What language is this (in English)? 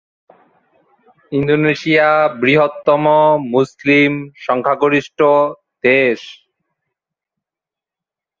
Bangla